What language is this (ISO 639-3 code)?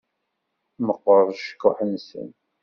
kab